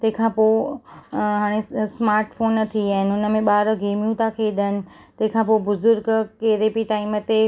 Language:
Sindhi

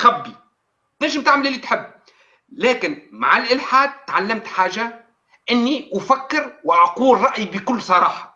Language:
Arabic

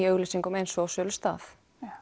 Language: Icelandic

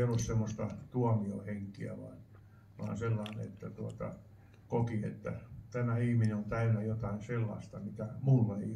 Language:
Finnish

